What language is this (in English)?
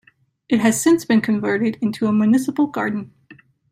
English